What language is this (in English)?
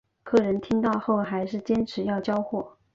Chinese